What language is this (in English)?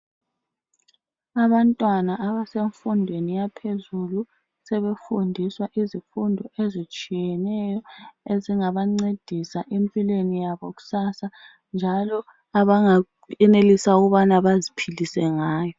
North Ndebele